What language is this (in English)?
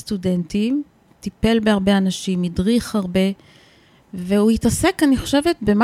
Hebrew